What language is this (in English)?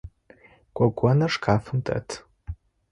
Adyghe